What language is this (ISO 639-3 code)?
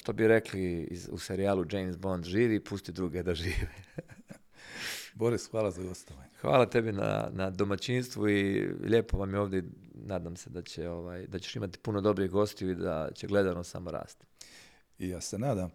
hrv